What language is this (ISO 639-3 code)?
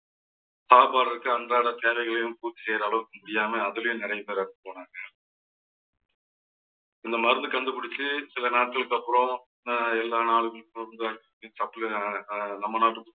tam